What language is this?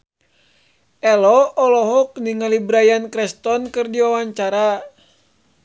Sundanese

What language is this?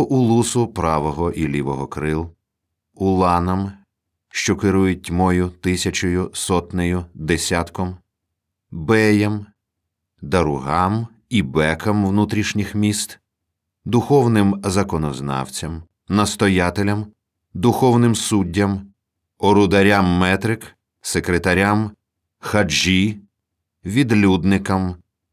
Ukrainian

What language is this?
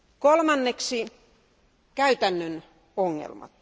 Finnish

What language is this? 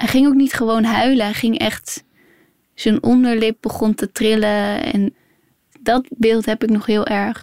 Dutch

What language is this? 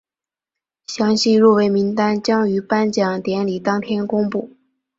Chinese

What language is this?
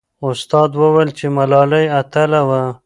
Pashto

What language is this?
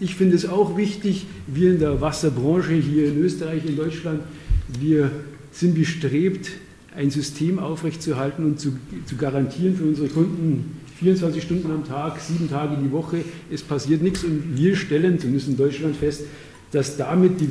German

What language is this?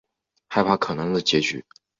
Chinese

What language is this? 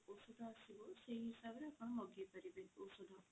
Odia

